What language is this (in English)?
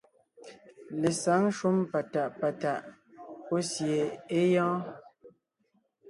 Ngiemboon